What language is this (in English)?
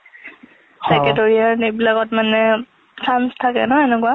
Assamese